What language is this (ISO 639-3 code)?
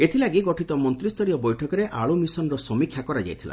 ori